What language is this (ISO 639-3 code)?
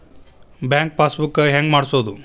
kan